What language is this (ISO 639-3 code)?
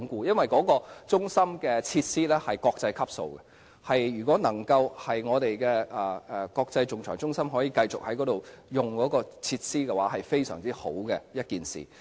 yue